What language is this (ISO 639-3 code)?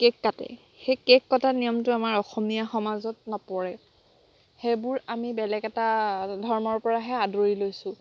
asm